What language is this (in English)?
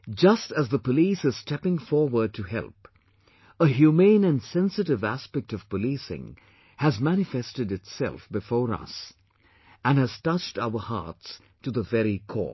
English